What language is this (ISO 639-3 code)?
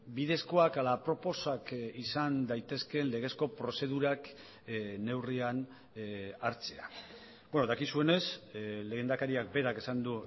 eus